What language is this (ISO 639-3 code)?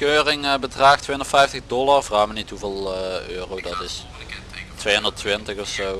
nld